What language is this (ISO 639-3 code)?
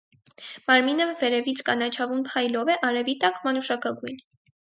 hye